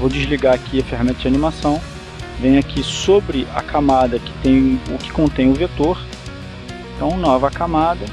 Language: Portuguese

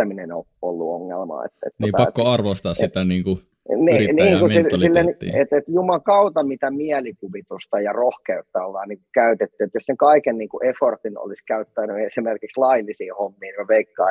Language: Finnish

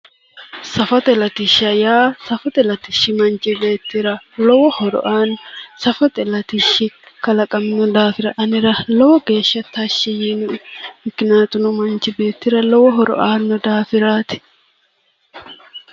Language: Sidamo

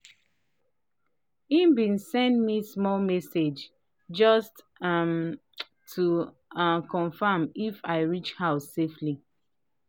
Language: Nigerian Pidgin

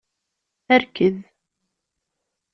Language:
Kabyle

